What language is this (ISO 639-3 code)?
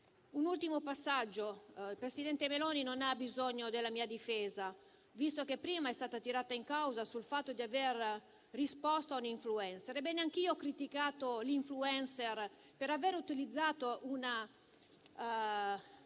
ita